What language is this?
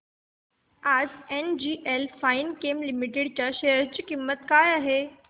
Marathi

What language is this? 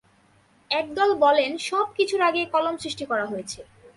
Bangla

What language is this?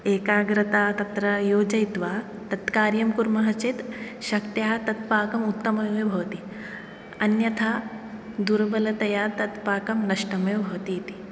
Sanskrit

